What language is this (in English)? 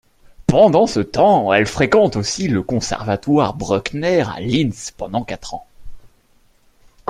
French